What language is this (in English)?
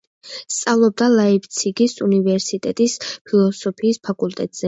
Georgian